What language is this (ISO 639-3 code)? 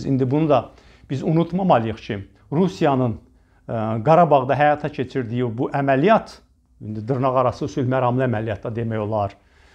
tur